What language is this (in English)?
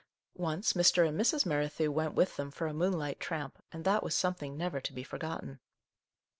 English